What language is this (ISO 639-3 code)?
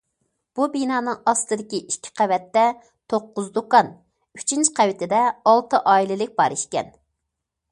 uig